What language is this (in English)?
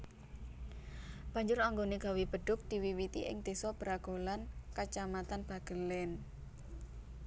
Javanese